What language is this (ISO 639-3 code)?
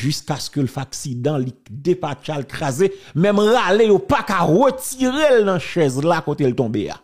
fra